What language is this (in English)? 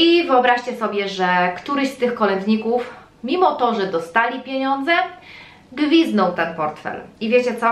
Polish